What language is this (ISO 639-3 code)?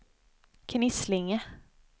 swe